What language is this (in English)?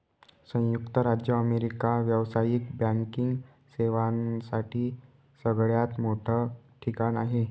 Marathi